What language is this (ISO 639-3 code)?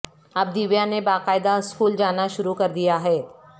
urd